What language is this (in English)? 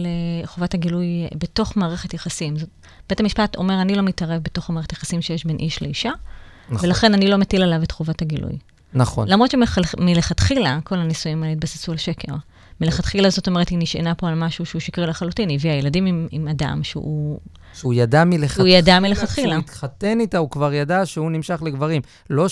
Hebrew